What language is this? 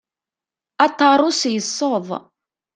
Kabyle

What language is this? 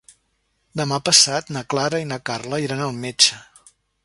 Catalan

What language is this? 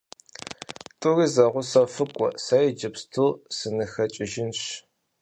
Kabardian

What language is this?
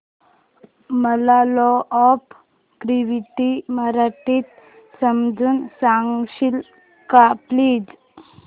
Marathi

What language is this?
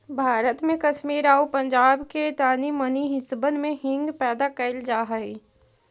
Magahi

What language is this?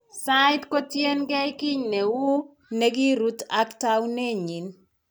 Kalenjin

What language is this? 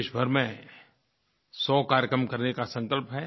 Hindi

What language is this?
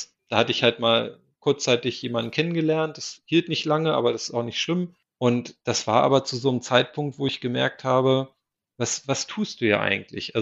German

